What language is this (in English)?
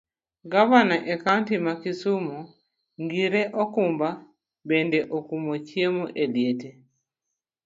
Luo (Kenya and Tanzania)